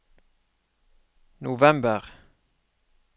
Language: Norwegian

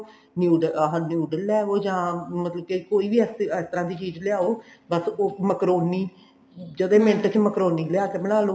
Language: Punjabi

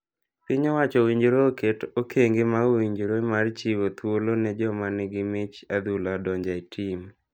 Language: Luo (Kenya and Tanzania)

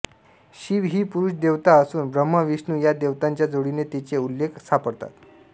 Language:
Marathi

